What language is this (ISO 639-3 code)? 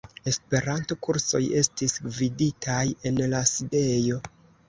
epo